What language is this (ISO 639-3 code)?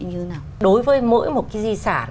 vie